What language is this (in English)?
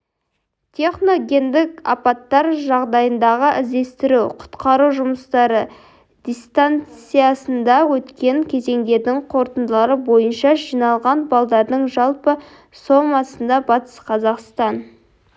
Kazakh